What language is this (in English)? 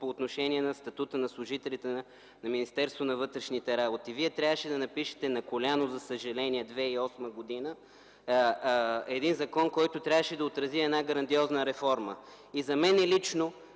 Bulgarian